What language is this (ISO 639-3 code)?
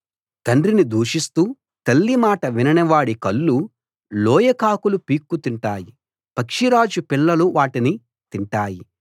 tel